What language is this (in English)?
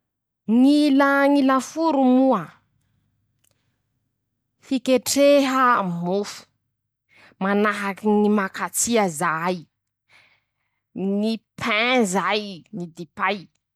Masikoro Malagasy